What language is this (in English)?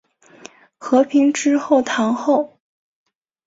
Chinese